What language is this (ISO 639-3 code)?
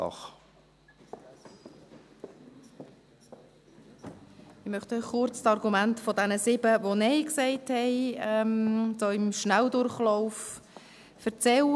gsw